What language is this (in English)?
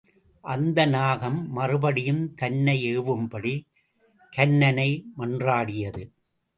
Tamil